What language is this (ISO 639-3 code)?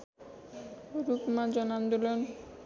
nep